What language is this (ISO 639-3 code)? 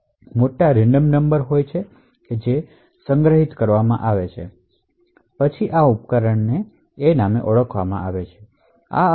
guj